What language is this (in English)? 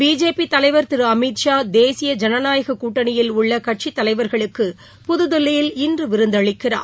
Tamil